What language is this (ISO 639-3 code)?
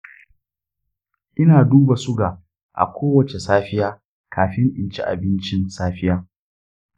hau